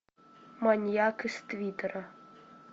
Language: Russian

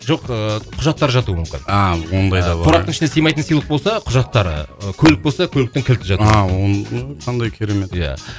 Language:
Kazakh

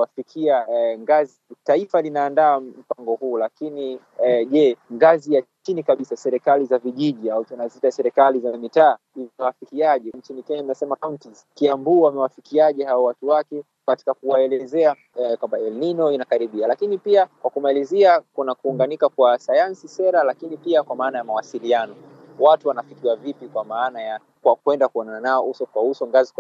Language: Swahili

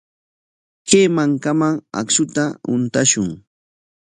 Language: Corongo Ancash Quechua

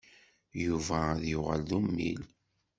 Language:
Kabyle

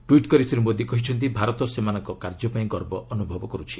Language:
Odia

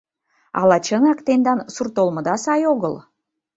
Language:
Mari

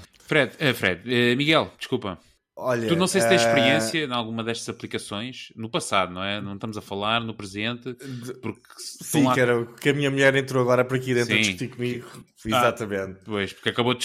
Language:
Portuguese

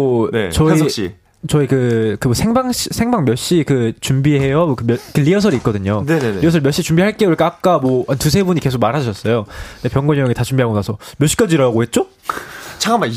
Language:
Korean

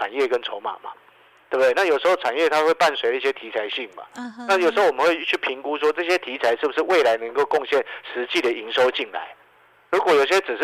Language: Chinese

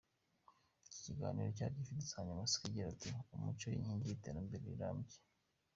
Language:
Kinyarwanda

